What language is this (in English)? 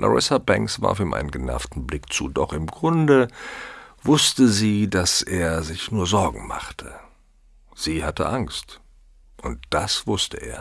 German